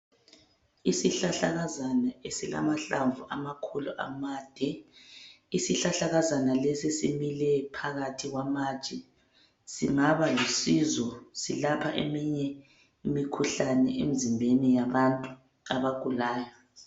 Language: North Ndebele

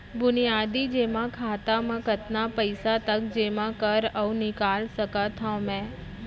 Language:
Chhattisgarhi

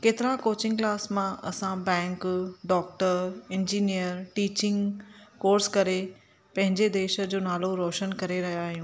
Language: Sindhi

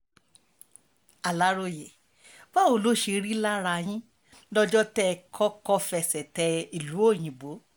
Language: Yoruba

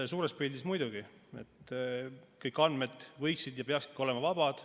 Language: Estonian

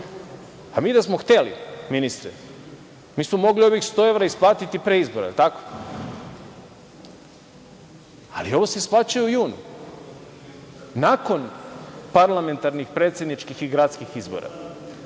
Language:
Serbian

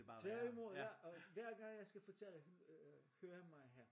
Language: Danish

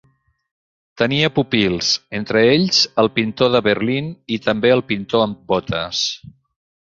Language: Catalan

